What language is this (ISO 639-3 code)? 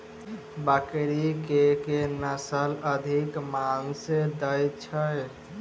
mai